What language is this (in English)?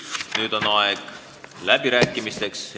Estonian